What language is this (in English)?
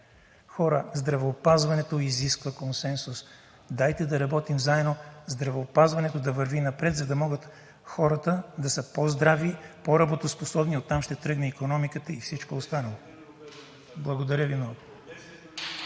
Bulgarian